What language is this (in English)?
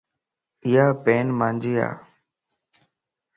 Lasi